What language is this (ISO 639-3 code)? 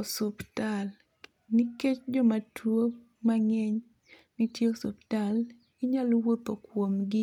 luo